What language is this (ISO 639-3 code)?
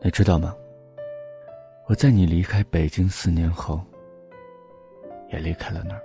zho